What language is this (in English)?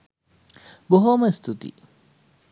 Sinhala